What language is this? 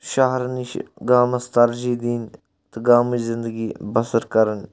Kashmiri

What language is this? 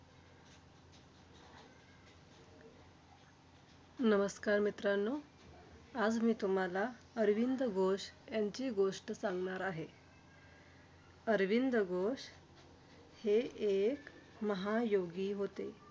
Marathi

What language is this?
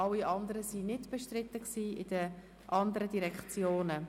Swiss German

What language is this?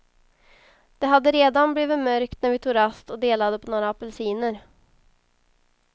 Swedish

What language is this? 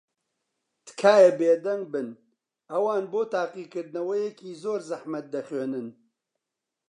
Central Kurdish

